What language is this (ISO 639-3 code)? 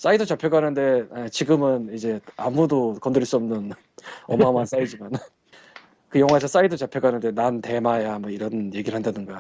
kor